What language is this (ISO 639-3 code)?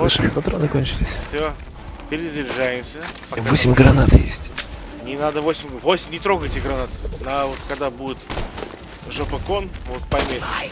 rus